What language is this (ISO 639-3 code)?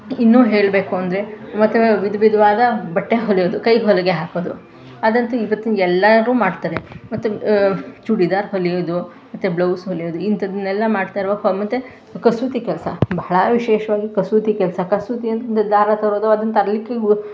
kan